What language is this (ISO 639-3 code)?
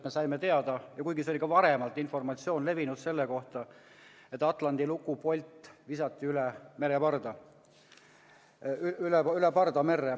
est